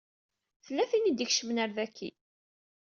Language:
Kabyle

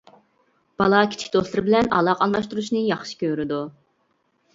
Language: Uyghur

